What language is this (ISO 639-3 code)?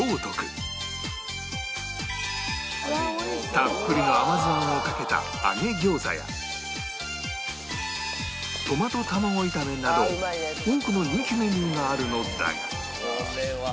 jpn